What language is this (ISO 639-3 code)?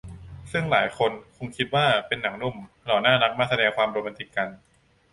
tha